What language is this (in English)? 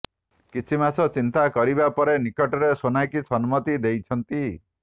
Odia